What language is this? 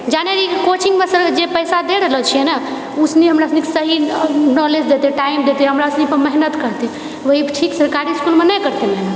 Maithili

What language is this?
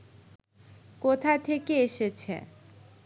Bangla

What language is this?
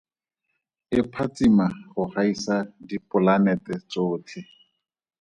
Tswana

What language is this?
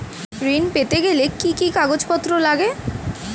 Bangla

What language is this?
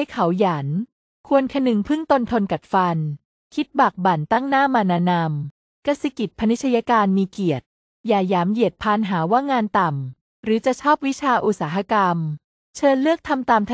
Thai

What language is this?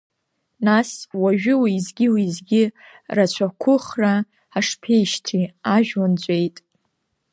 Abkhazian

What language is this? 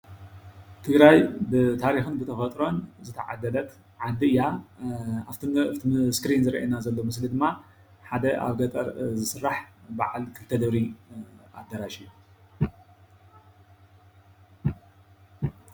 Tigrinya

